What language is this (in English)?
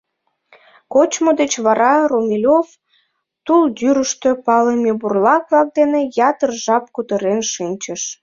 Mari